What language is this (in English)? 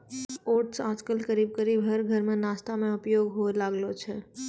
Maithili